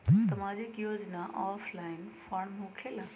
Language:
Magahi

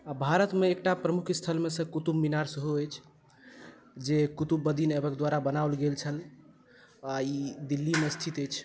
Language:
Maithili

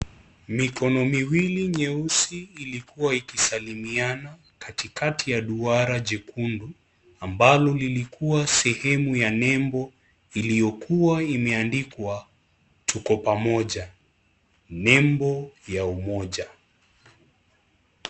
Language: Swahili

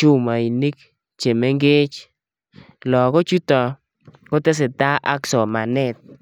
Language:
Kalenjin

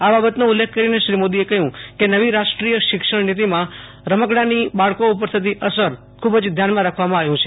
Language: Gujarati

